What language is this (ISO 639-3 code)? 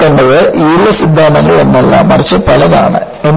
mal